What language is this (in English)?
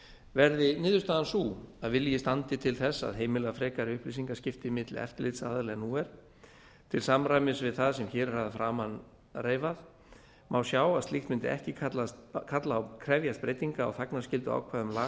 Icelandic